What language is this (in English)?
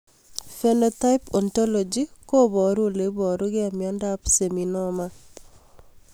Kalenjin